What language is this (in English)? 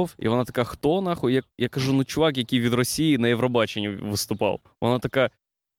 Ukrainian